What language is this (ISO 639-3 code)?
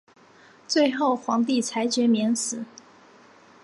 zho